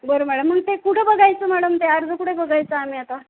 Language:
Marathi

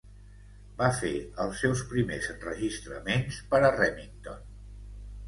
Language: Catalan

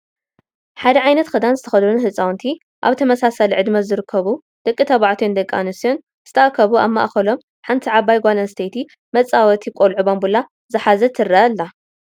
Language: Tigrinya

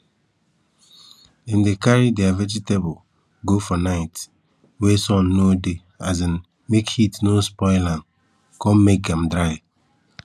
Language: Nigerian Pidgin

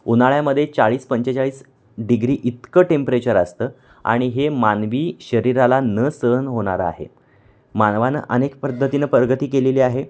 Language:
Marathi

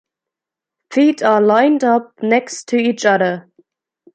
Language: English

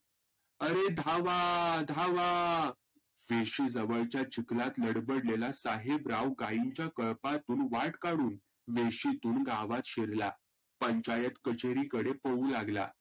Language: Marathi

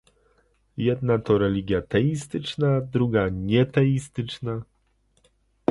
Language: Polish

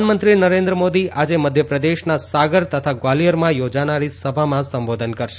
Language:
Gujarati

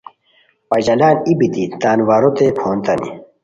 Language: Khowar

